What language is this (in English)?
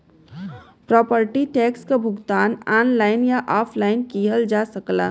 Bhojpuri